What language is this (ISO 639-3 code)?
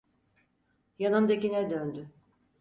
tur